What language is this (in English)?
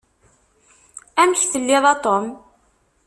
Kabyle